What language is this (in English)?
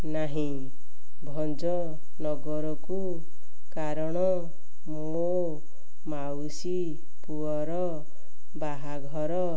Odia